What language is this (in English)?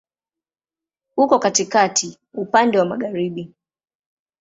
Swahili